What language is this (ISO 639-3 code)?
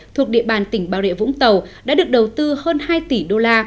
vie